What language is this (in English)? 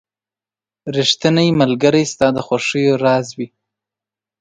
Pashto